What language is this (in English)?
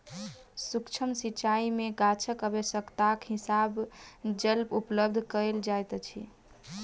Maithili